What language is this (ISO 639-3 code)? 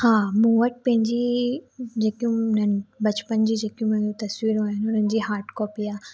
snd